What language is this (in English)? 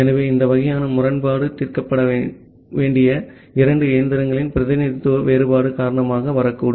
Tamil